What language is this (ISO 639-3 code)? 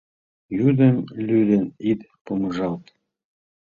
chm